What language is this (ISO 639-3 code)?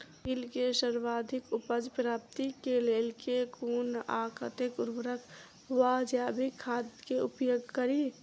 mai